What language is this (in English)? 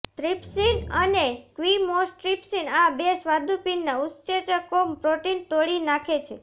Gujarati